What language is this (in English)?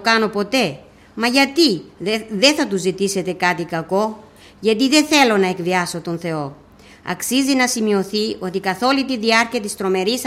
Greek